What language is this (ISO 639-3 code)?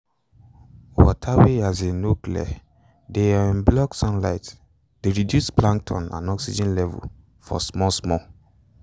pcm